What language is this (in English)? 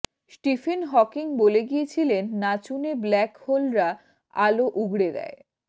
Bangla